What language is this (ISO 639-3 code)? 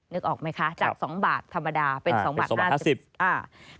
tha